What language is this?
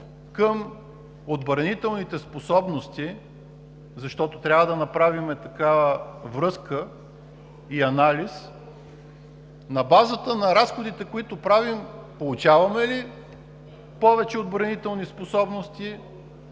Bulgarian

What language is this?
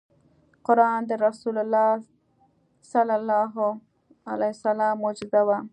Pashto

